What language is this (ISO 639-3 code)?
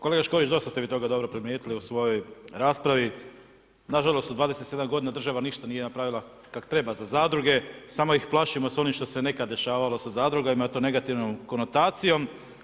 hrv